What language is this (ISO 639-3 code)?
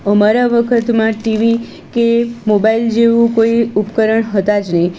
guj